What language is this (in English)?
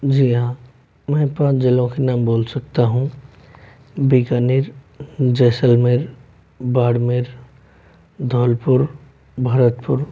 Hindi